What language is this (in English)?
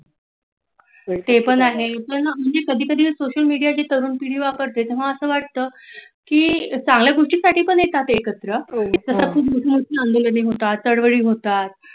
Marathi